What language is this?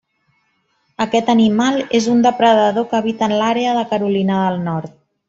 Catalan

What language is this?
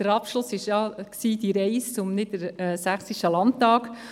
Swiss German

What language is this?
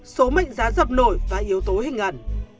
Vietnamese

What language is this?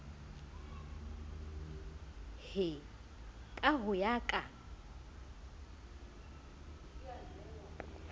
Southern Sotho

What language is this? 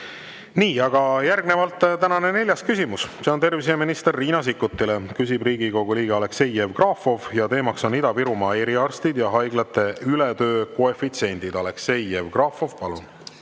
Estonian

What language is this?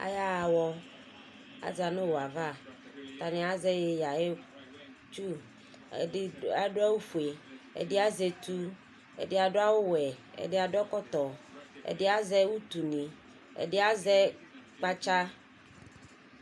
Ikposo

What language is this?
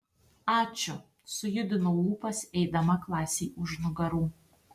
Lithuanian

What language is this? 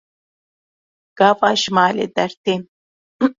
Kurdish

